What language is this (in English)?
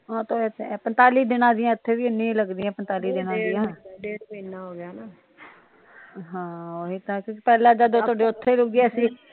Punjabi